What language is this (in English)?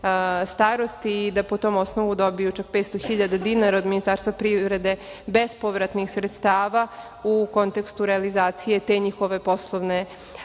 Serbian